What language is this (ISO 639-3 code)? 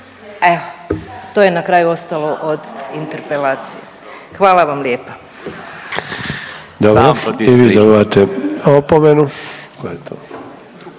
hrv